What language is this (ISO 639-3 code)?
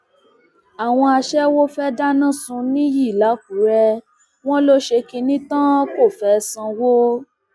yor